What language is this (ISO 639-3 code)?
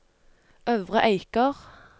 nor